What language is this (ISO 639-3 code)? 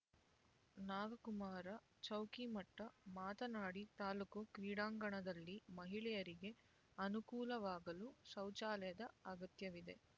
kan